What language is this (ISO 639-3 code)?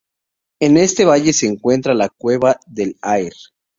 spa